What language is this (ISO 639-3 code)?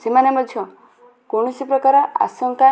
ori